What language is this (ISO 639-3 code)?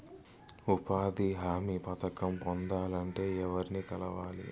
tel